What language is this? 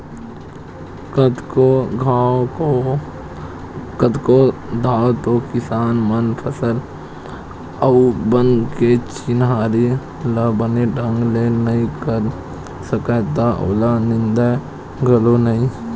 Chhattisgarhi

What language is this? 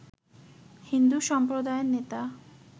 Bangla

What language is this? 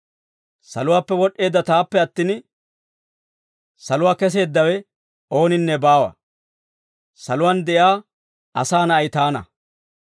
Dawro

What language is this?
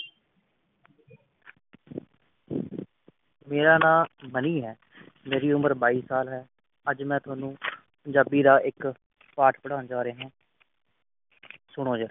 Punjabi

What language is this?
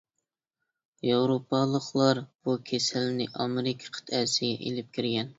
Uyghur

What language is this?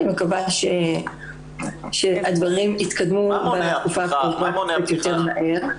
Hebrew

